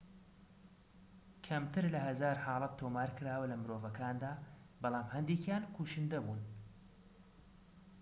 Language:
Central Kurdish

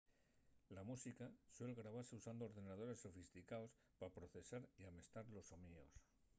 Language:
Asturian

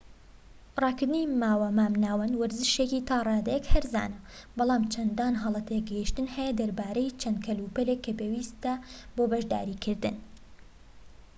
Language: Central Kurdish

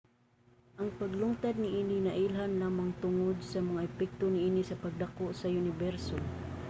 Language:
Cebuano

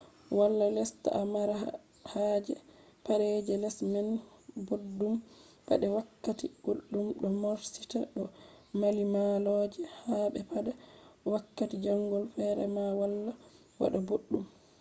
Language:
Fula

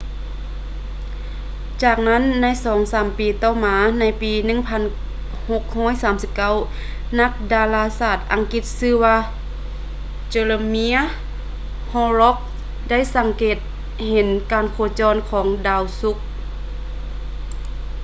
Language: Lao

